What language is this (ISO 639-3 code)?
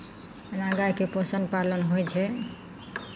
mai